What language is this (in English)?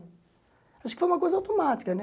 Portuguese